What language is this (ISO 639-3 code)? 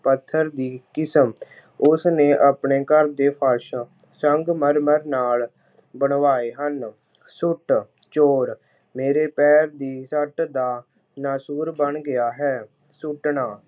pan